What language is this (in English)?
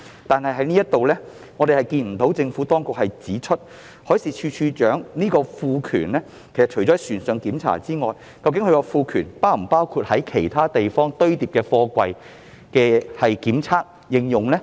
Cantonese